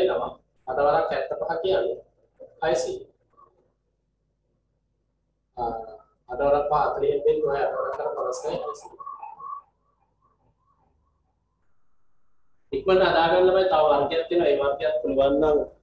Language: Indonesian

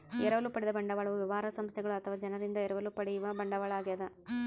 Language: Kannada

